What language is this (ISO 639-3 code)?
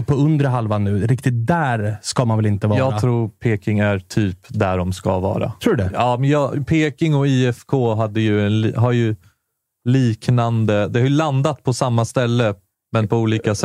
swe